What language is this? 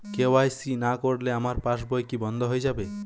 Bangla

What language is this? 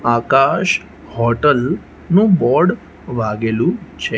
Gujarati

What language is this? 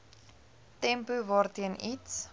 Afrikaans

